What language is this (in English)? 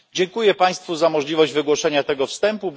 Polish